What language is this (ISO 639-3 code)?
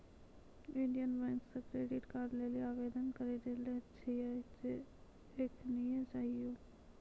mai